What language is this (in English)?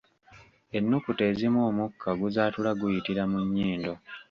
Ganda